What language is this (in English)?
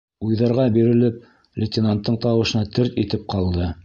Bashkir